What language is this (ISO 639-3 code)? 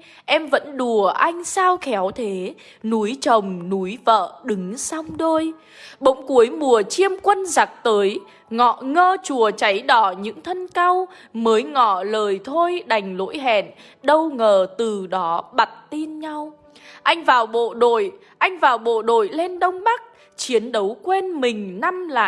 vie